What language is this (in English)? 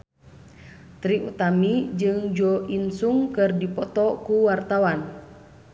Sundanese